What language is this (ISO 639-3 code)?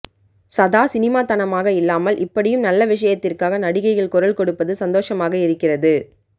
tam